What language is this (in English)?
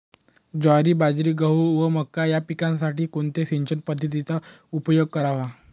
Marathi